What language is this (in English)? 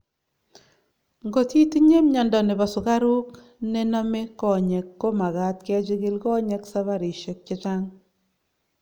Kalenjin